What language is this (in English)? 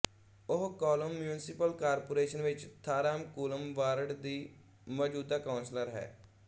Punjabi